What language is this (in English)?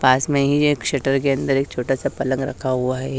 Hindi